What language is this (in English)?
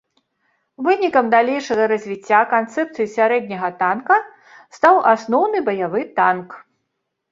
Belarusian